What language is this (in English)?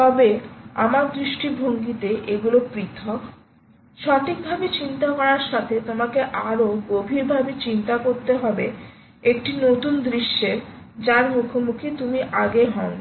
Bangla